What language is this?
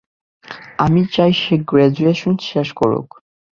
Bangla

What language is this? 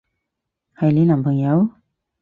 Cantonese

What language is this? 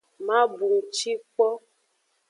Aja (Benin)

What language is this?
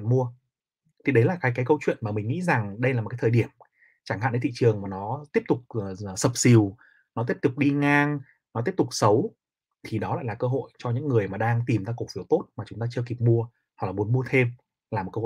Vietnamese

